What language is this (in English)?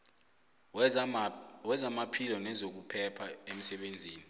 South Ndebele